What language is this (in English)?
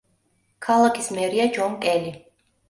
Georgian